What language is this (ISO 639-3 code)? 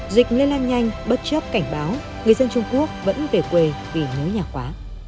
vie